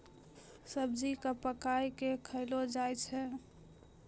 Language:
Maithili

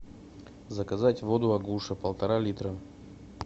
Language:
Russian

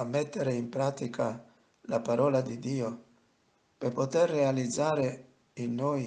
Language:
Italian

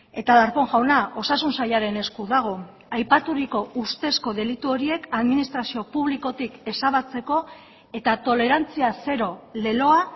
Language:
Basque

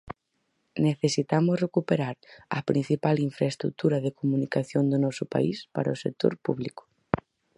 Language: Galician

